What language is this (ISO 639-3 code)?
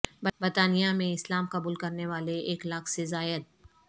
urd